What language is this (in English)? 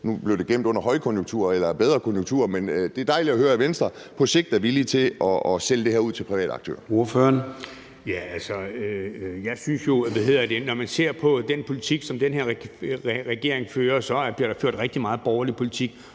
Danish